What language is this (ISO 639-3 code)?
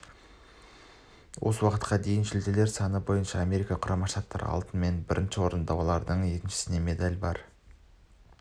kaz